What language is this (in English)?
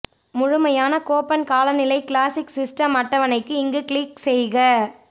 Tamil